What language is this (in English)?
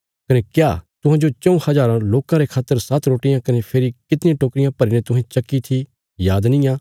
Bilaspuri